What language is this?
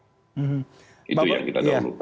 Indonesian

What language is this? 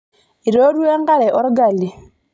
Masai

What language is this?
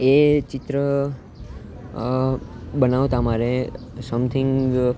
Gujarati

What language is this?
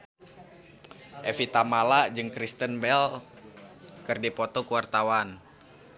Sundanese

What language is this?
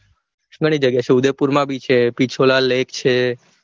Gujarati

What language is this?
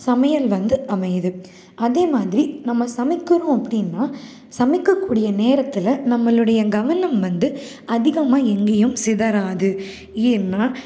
Tamil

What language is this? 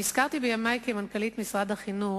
Hebrew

